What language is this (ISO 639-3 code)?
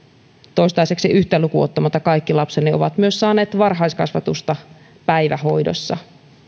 fin